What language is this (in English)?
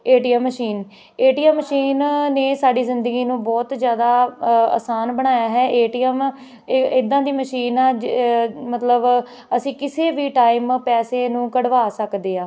Punjabi